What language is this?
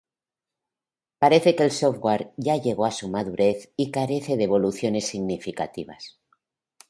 Spanish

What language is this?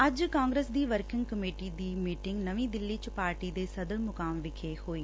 Punjabi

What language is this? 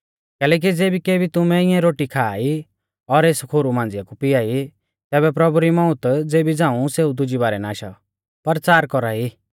Mahasu Pahari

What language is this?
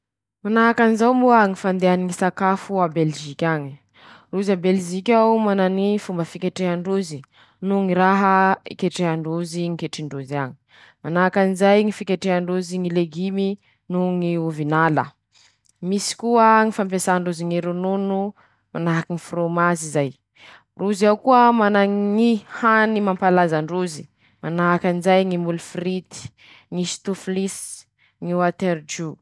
Masikoro Malagasy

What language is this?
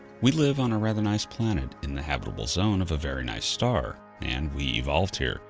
English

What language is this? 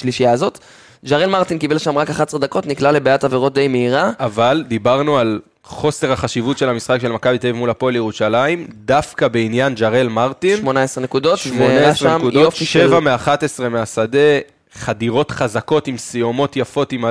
Hebrew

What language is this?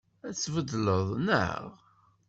Kabyle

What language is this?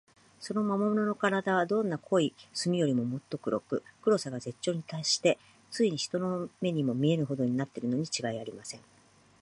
Japanese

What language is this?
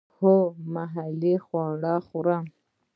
Pashto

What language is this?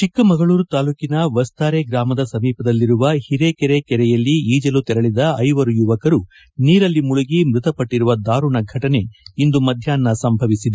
Kannada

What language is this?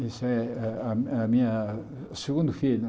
Portuguese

